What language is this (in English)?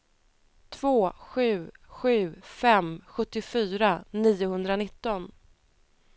Swedish